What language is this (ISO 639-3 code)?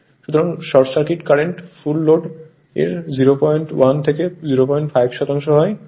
ben